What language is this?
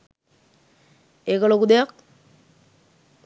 Sinhala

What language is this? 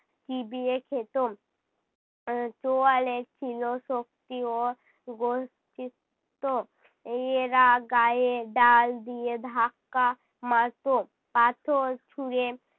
Bangla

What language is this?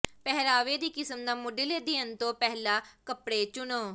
Punjabi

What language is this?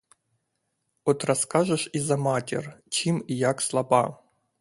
Ukrainian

